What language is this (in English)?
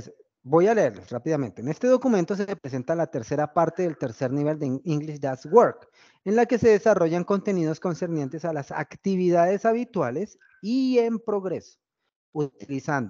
Spanish